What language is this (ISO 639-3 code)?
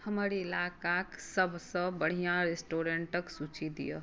mai